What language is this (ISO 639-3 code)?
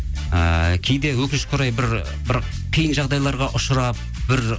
kaz